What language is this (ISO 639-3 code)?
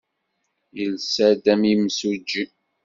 kab